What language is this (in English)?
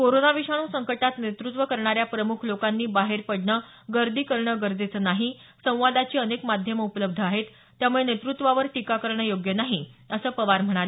Marathi